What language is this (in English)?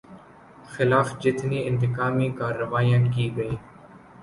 Urdu